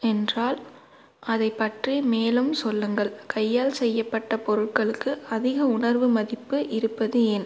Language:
Tamil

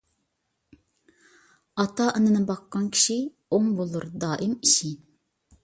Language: Uyghur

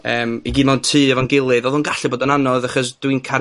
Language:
Welsh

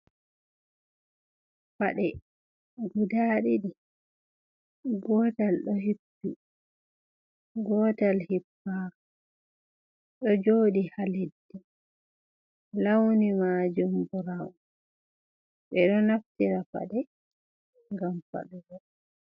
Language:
Fula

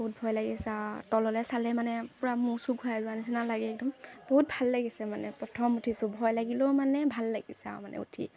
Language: Assamese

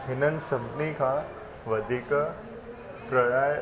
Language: Sindhi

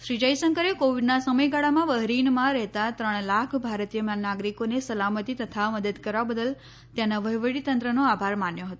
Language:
Gujarati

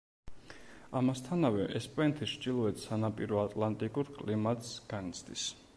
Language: Georgian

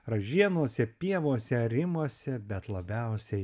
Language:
Lithuanian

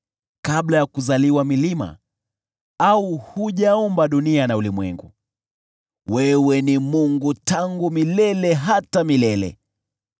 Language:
Swahili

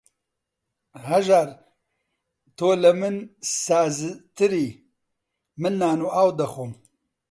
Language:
Central Kurdish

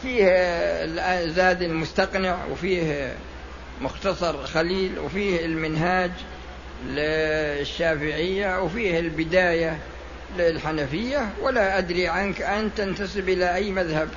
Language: Arabic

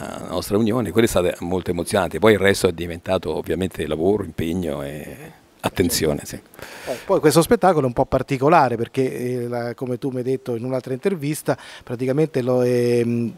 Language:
Italian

